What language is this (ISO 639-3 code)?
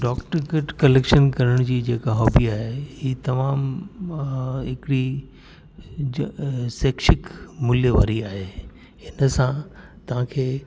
snd